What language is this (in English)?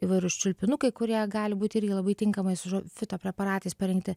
Lithuanian